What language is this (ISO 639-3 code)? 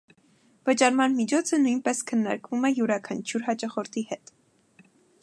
hye